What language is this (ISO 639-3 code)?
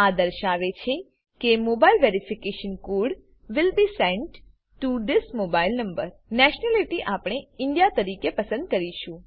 guj